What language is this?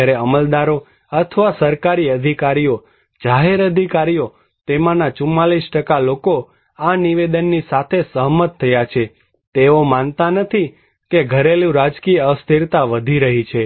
Gujarati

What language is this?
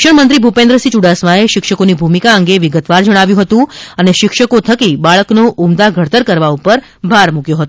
Gujarati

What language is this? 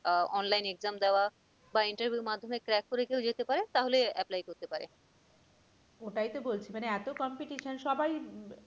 Bangla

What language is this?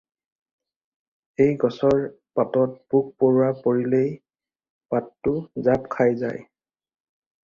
Assamese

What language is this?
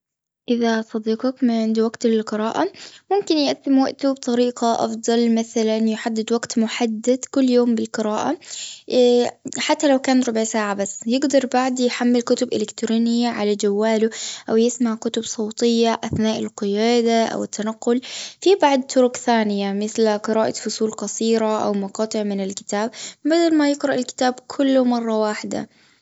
Gulf Arabic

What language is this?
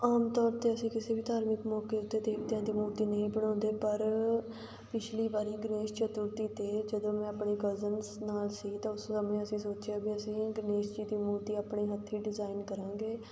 Punjabi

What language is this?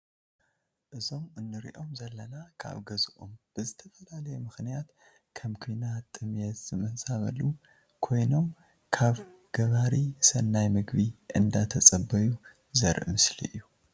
Tigrinya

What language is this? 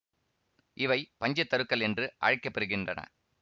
Tamil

